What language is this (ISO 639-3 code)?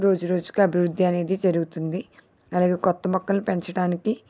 tel